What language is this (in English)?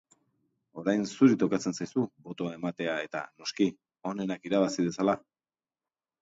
Basque